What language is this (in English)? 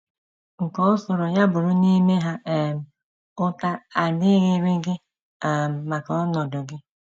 Igbo